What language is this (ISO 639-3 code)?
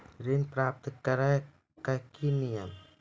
mai